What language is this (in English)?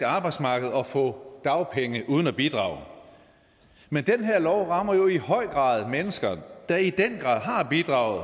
Danish